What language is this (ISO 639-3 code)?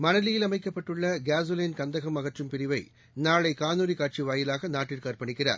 tam